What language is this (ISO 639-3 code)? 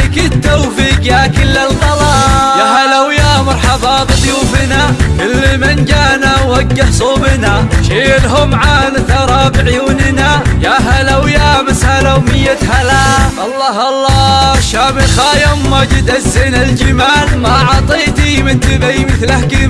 ara